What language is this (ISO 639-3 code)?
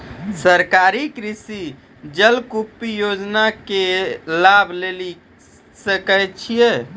mai